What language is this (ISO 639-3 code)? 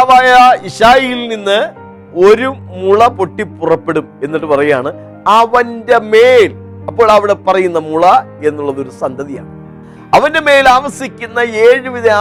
mal